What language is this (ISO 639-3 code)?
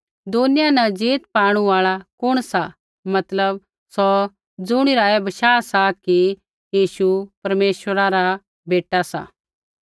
kfx